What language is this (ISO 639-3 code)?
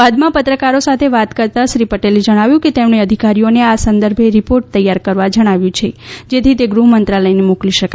guj